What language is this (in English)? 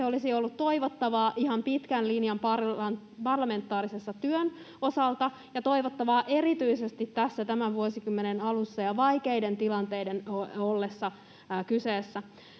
Finnish